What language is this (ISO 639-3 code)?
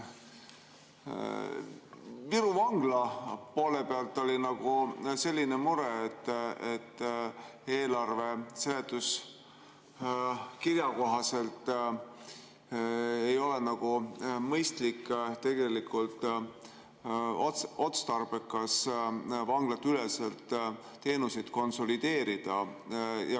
est